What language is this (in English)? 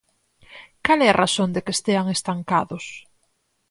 Galician